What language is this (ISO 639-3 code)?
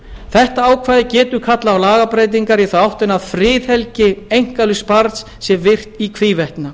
isl